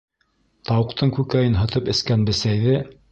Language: Bashkir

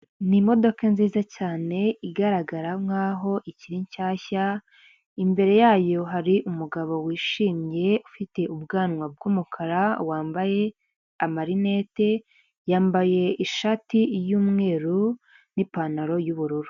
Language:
Kinyarwanda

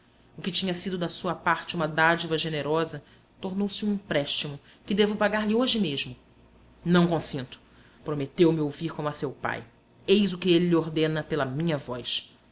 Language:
Portuguese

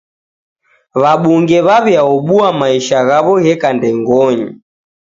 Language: Taita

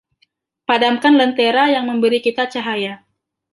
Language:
Indonesian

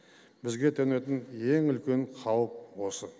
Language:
Kazakh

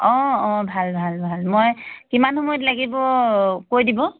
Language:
Assamese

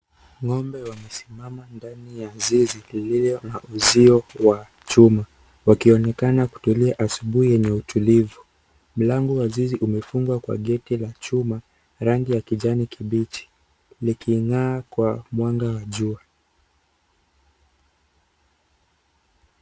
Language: Swahili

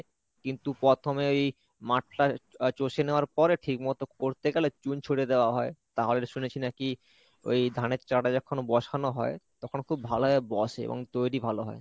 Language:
Bangla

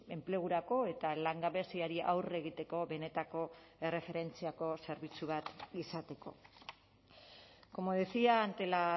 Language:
Basque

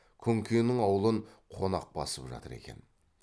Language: Kazakh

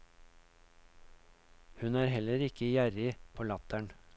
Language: Norwegian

